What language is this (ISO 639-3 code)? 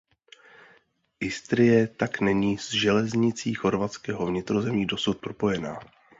ces